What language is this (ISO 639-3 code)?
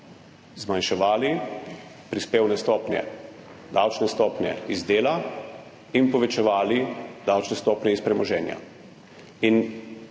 slv